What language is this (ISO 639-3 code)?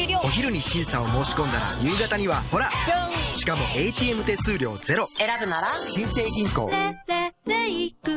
jpn